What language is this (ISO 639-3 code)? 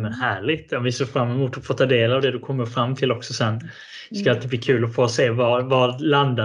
swe